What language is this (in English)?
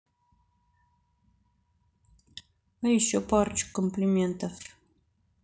Russian